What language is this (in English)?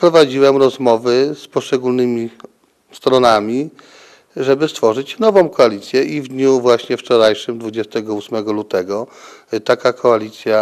Polish